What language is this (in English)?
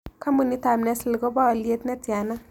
Kalenjin